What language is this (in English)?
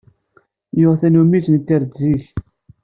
Kabyle